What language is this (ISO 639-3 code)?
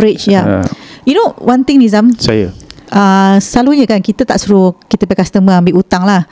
msa